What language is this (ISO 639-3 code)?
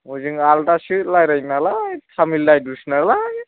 brx